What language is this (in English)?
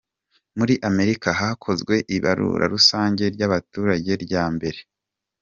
Kinyarwanda